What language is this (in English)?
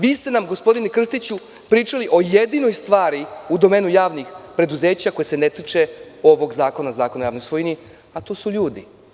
Serbian